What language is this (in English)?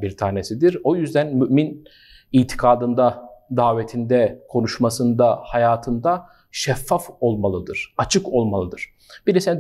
Turkish